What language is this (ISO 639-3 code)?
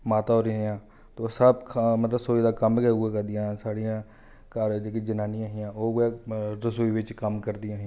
doi